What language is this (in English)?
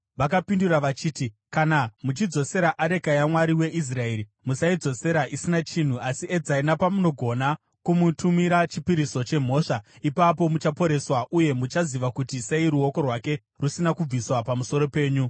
Shona